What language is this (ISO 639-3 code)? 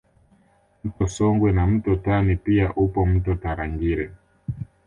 swa